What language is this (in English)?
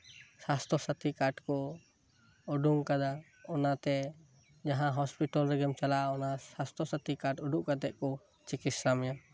Santali